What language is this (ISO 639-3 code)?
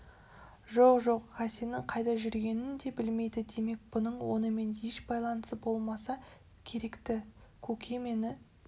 kaz